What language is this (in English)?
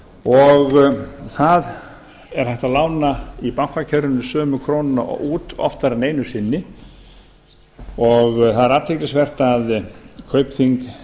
Icelandic